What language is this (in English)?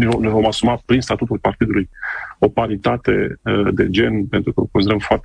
Romanian